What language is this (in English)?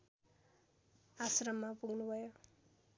Nepali